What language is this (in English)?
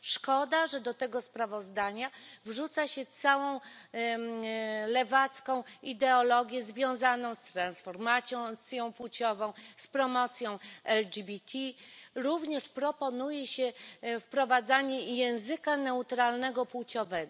Polish